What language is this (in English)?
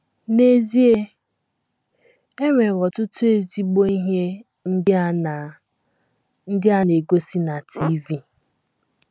Igbo